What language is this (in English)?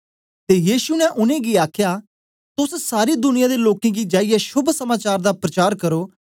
Dogri